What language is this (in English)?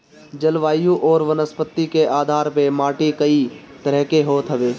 Bhojpuri